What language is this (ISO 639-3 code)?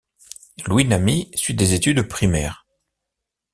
fra